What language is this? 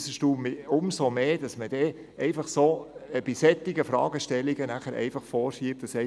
Swiss German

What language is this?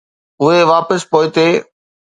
Sindhi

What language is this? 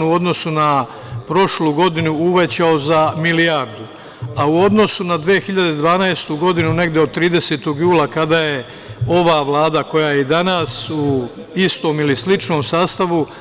Serbian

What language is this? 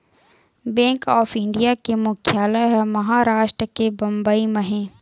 Chhattisgarhi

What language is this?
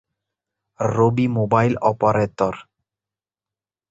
Bangla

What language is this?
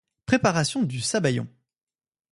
French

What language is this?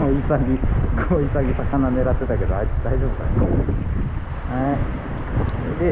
Japanese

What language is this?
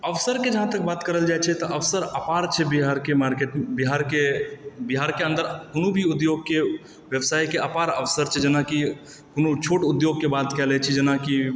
Maithili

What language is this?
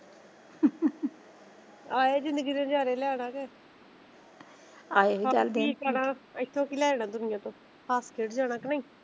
Punjabi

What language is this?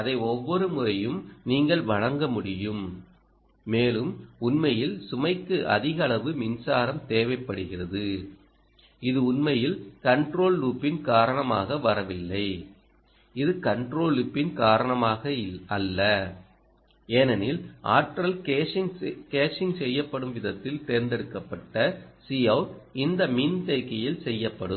Tamil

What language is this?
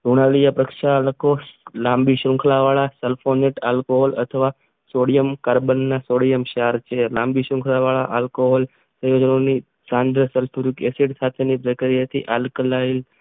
Gujarati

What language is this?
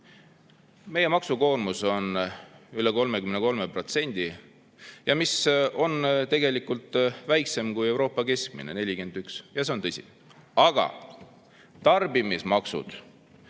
Estonian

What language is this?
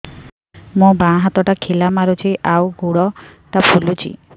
Odia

